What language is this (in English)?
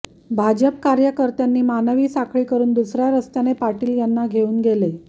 Marathi